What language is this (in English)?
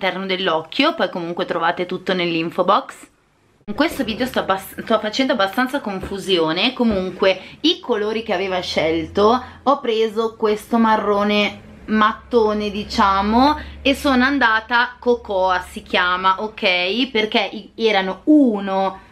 Italian